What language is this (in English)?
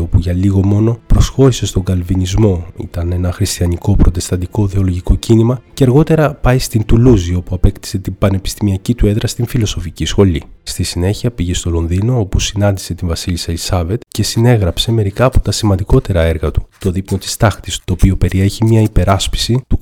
Greek